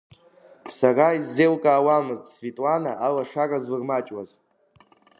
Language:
Abkhazian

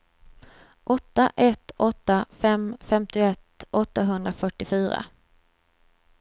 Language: Swedish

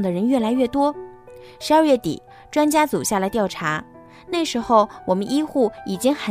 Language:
Chinese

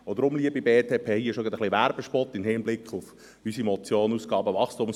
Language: Swiss German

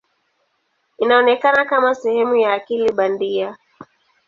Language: Swahili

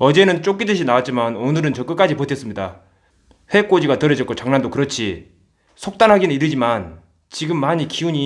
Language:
Korean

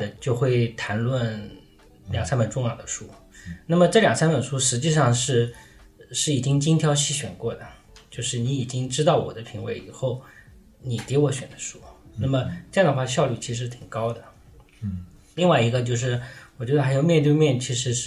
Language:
Chinese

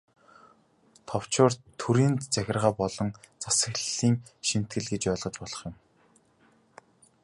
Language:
Mongolian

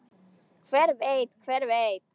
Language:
Icelandic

